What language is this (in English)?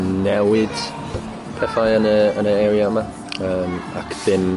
Welsh